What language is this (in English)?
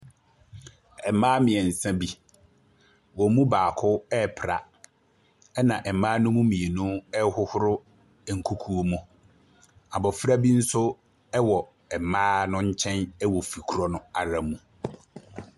Akan